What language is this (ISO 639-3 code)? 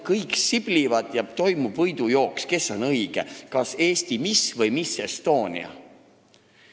est